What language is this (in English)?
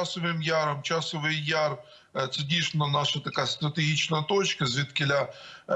Ukrainian